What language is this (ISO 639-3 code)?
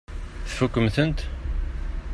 kab